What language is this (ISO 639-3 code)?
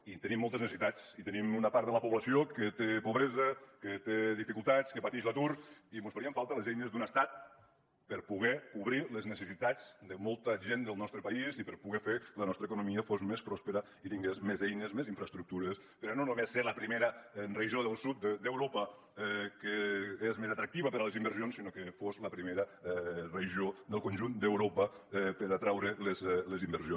cat